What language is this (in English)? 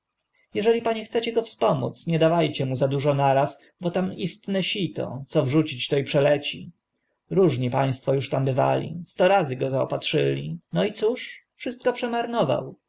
Polish